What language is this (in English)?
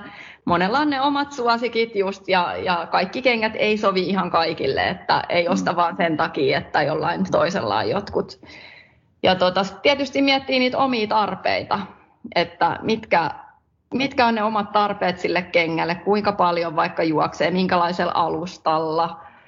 Finnish